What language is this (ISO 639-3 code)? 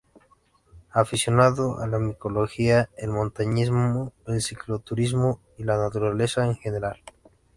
spa